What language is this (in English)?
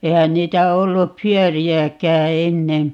Finnish